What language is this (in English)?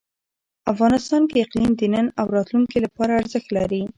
Pashto